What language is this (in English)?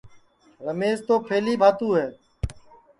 Sansi